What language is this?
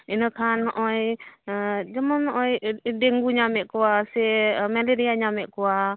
Santali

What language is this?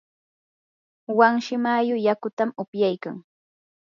Yanahuanca Pasco Quechua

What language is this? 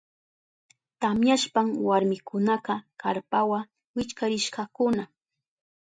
Southern Pastaza Quechua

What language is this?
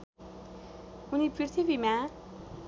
Nepali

